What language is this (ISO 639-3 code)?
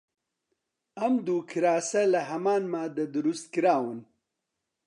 ckb